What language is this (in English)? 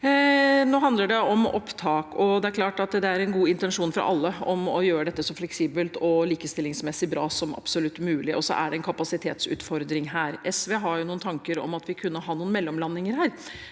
Norwegian